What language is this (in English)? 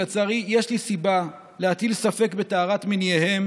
Hebrew